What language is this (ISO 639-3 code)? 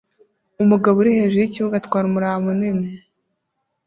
kin